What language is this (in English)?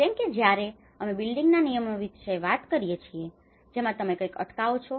Gujarati